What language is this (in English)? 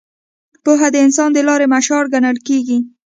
Pashto